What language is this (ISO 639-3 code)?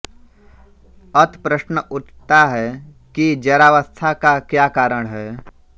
hin